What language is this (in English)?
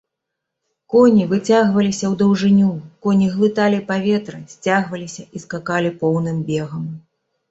Belarusian